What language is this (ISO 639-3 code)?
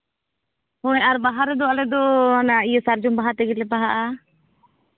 sat